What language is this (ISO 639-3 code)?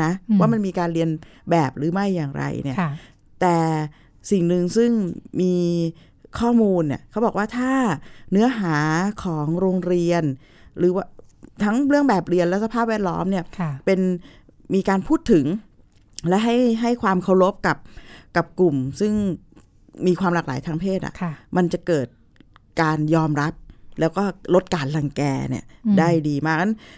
tha